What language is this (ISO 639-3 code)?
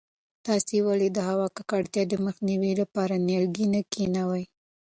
pus